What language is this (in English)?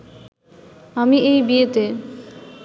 Bangla